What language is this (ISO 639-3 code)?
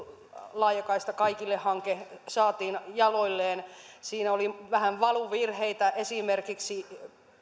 fin